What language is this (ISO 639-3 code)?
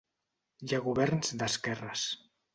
cat